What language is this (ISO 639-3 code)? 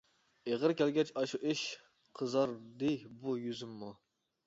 uig